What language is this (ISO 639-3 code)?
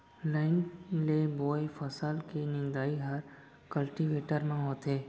hne